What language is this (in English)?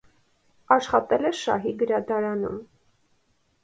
Armenian